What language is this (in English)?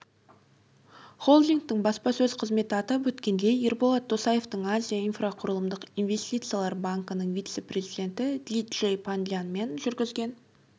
Kazakh